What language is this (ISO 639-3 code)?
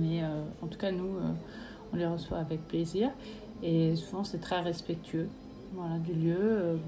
fra